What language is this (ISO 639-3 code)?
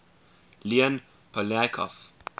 eng